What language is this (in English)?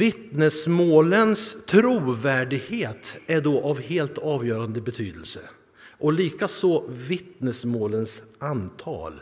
Swedish